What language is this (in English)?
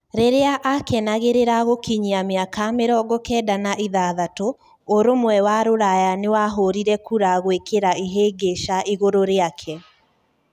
Kikuyu